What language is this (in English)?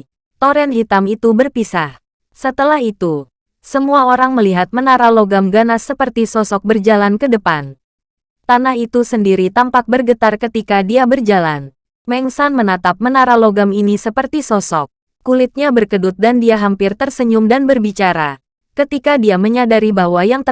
Indonesian